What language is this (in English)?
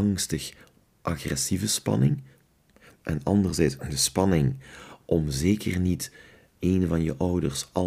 Dutch